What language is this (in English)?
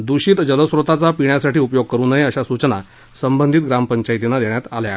Marathi